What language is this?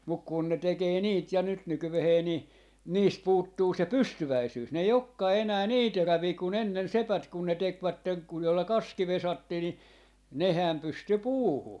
Finnish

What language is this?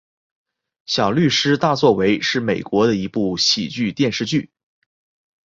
Chinese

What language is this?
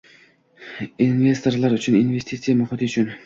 Uzbek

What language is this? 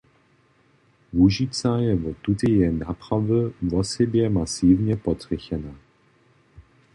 Upper Sorbian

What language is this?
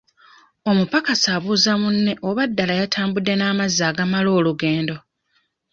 Ganda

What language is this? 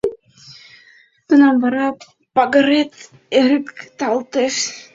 Mari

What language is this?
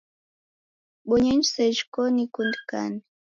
Taita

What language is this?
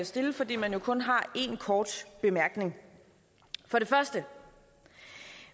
Danish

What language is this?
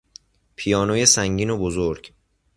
Persian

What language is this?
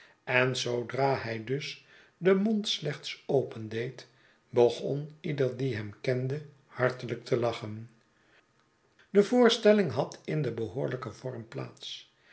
Dutch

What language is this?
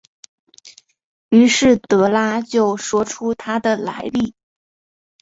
Chinese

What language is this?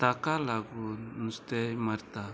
Konkani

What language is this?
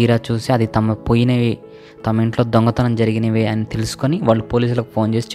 Telugu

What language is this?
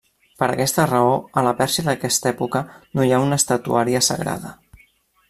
Catalan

